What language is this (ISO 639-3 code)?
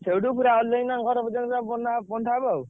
ori